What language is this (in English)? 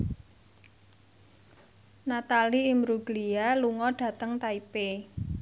Javanese